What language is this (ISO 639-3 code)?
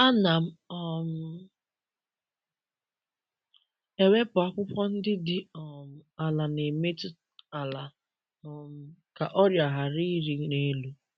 ibo